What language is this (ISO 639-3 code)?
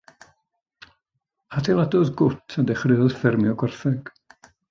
cym